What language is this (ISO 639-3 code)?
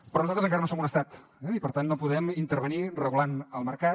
cat